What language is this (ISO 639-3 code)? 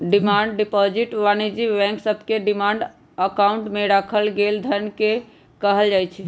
mag